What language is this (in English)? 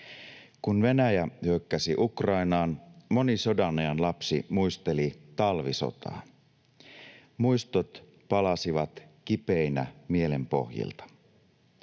Finnish